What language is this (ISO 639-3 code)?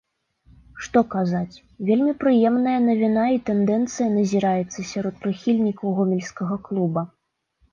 bel